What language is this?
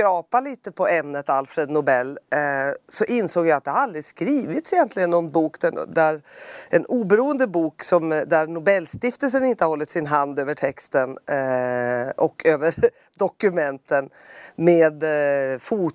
Swedish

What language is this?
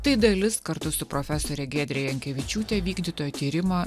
Lithuanian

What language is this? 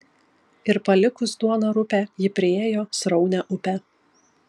Lithuanian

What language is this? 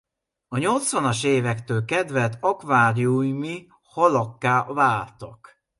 Hungarian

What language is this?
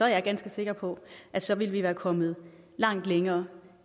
Danish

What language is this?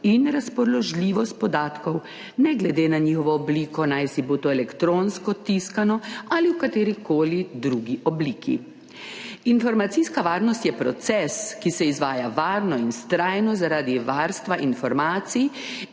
Slovenian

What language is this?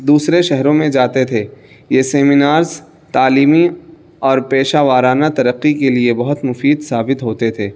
Urdu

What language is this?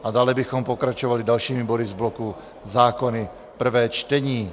Czech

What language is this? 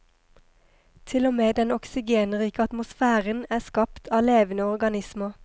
Norwegian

